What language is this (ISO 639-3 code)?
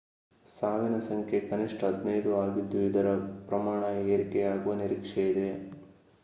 kan